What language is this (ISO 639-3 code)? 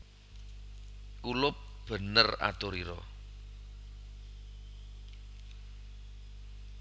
jav